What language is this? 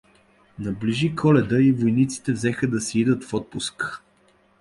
Bulgarian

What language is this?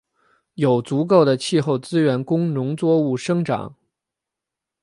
Chinese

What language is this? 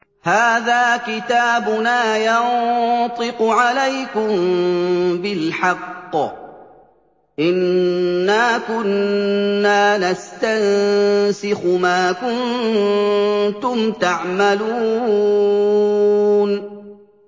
Arabic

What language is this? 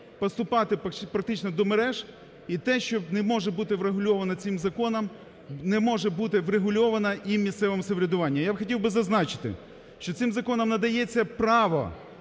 Ukrainian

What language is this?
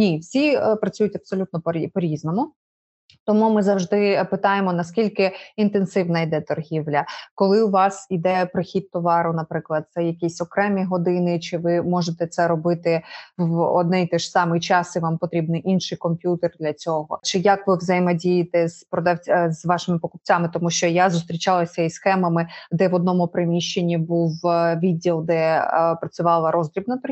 Ukrainian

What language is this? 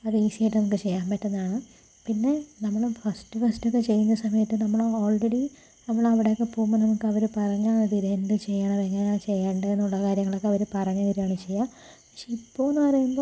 Malayalam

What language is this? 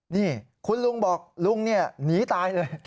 Thai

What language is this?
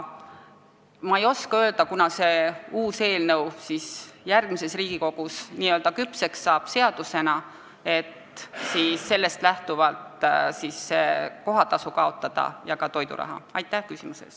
Estonian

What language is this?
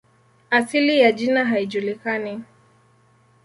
Swahili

